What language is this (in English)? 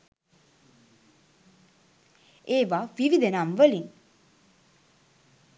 Sinhala